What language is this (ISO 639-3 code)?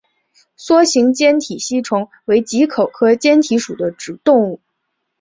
zho